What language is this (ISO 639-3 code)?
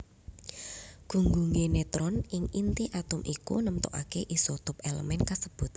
jav